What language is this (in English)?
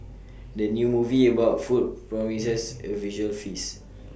English